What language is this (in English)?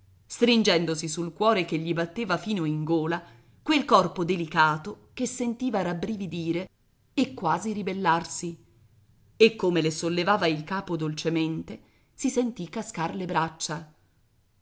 Italian